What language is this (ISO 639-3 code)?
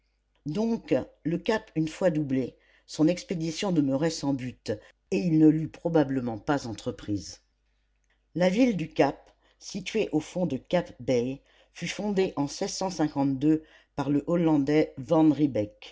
fra